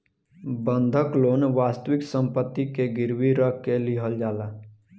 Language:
Bhojpuri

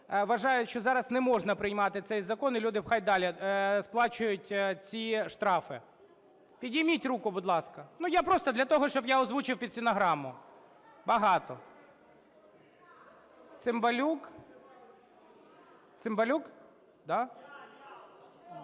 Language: Ukrainian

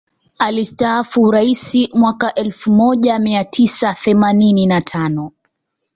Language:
Swahili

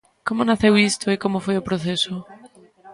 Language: Galician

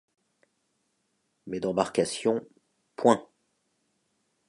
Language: French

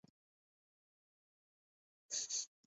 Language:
Urdu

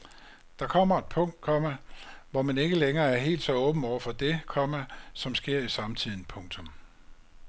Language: Danish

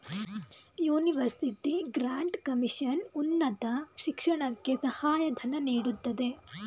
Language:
Kannada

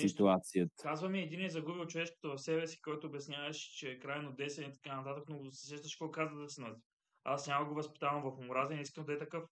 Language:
Bulgarian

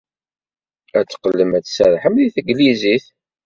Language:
Kabyle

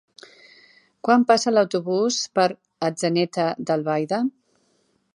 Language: Catalan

